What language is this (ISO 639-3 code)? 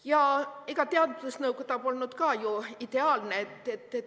est